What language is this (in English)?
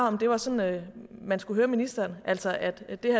Danish